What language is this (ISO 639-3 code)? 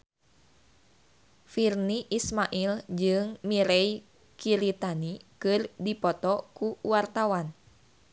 sun